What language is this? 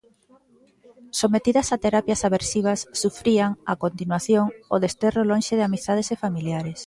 Galician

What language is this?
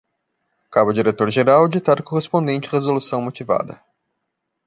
Portuguese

